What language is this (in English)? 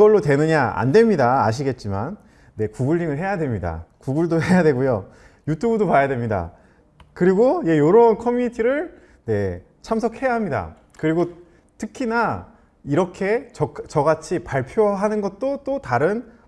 Korean